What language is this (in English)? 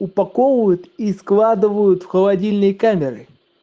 Russian